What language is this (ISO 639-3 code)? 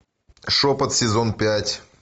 rus